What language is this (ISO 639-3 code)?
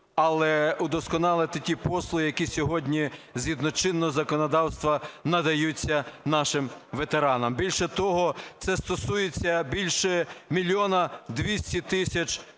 ukr